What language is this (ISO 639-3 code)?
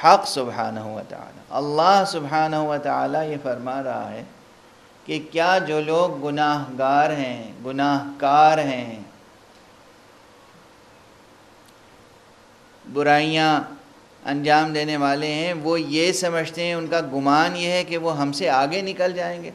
ara